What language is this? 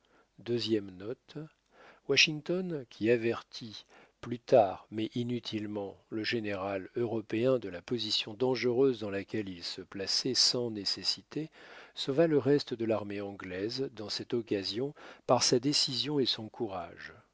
French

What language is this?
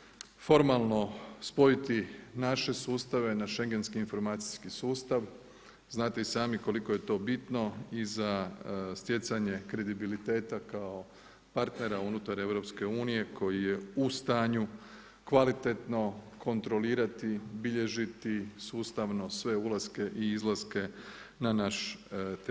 Croatian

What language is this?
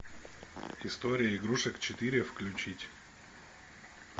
Russian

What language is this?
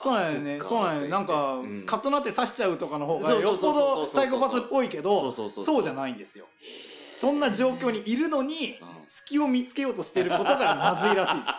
Japanese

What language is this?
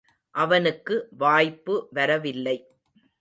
Tamil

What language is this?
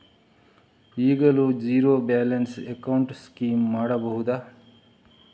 Kannada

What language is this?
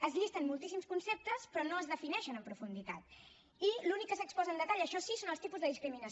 Catalan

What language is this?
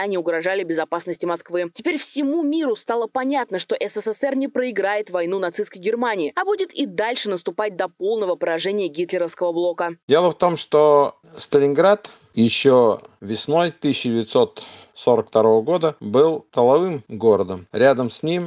Russian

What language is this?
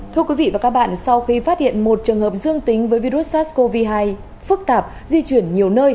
Vietnamese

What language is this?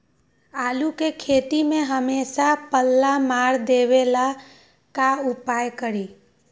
Magahi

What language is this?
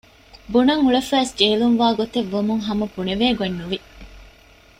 Divehi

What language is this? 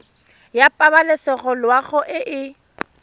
Tswana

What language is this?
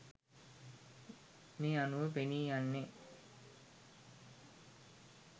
Sinhala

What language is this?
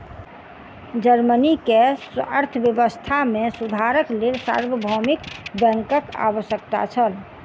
Maithili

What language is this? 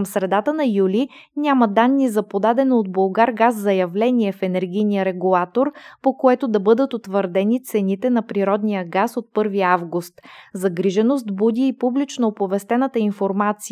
Bulgarian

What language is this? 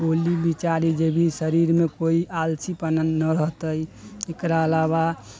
Maithili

